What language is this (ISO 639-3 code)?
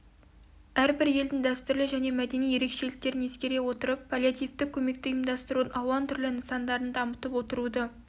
kaz